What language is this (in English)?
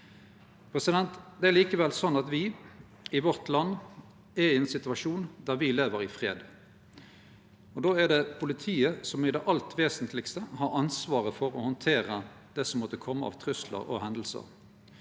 Norwegian